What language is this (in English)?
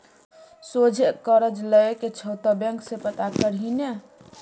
Maithili